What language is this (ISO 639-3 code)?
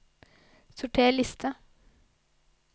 nor